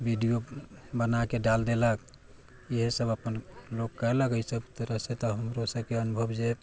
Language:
Maithili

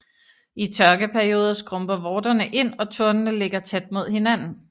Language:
Danish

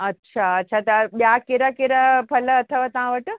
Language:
Sindhi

